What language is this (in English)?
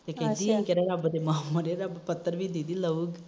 Punjabi